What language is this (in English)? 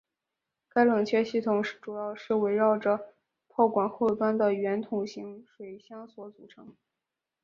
Chinese